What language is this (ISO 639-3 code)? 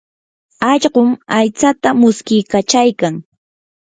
qur